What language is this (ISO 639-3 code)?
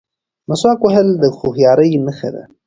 pus